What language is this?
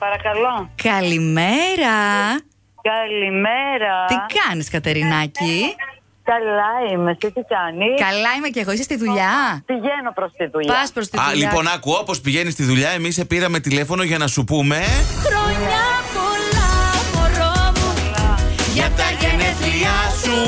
Greek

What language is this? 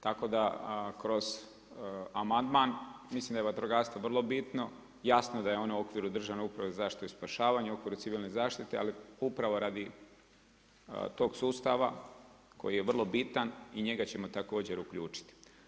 Croatian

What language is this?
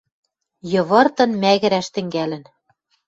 Western Mari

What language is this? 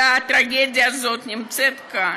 Hebrew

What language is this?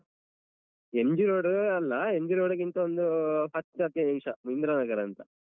Kannada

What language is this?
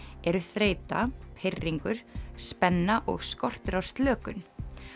Icelandic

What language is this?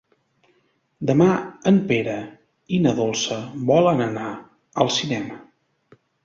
Catalan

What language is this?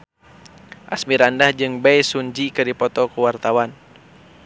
Sundanese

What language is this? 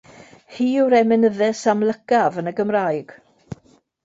Welsh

